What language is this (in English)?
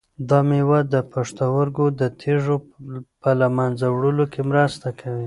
Pashto